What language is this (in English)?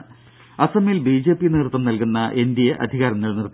Malayalam